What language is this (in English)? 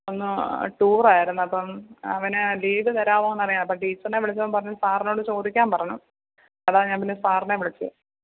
Malayalam